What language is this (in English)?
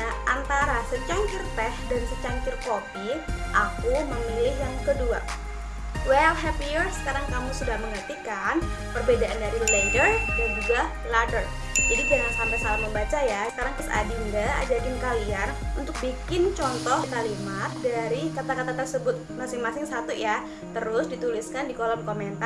Indonesian